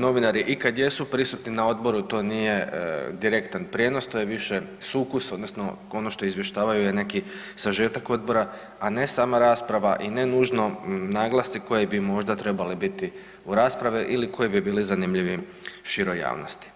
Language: Croatian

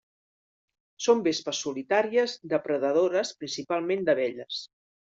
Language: Catalan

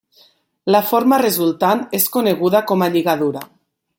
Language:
Catalan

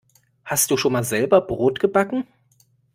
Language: German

